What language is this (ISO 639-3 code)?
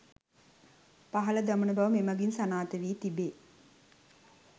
sin